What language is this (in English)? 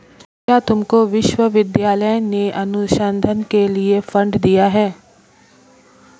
Hindi